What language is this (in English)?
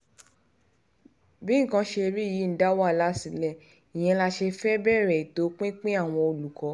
Yoruba